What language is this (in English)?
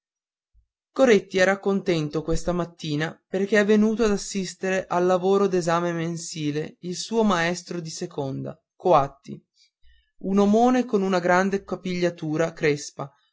Italian